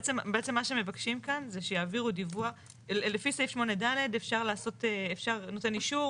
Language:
Hebrew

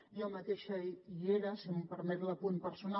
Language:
Catalan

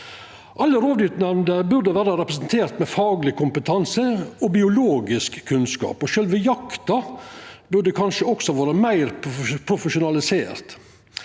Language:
Norwegian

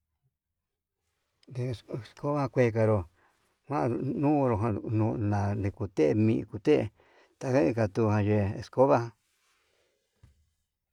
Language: Yutanduchi Mixtec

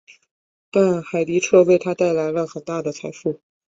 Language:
Chinese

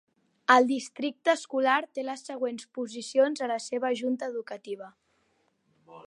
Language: Catalan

